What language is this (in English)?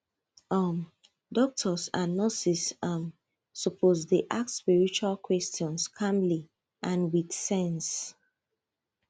Nigerian Pidgin